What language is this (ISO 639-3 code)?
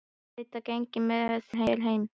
isl